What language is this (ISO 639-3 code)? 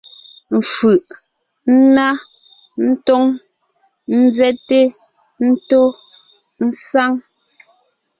nnh